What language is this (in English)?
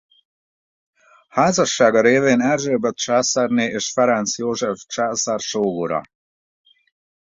Hungarian